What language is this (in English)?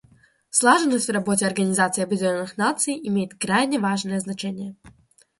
Russian